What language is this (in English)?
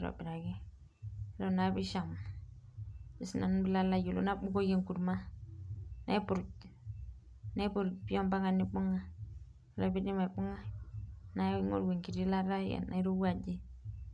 Masai